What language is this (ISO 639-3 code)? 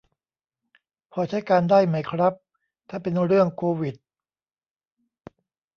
tha